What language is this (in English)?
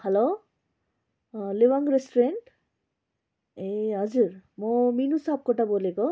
Nepali